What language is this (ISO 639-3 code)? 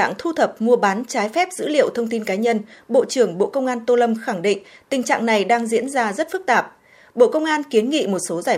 vie